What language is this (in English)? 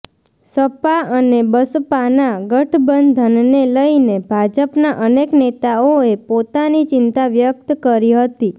Gujarati